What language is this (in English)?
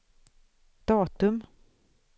Swedish